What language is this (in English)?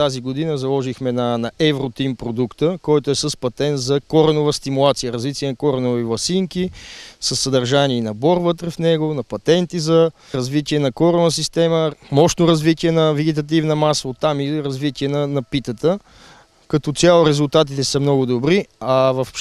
Russian